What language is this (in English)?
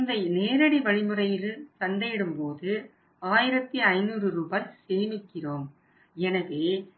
Tamil